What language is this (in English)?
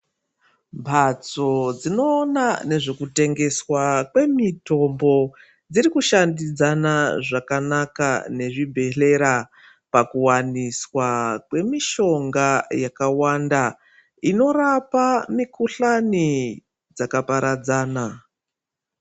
Ndau